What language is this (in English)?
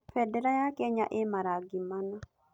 Kikuyu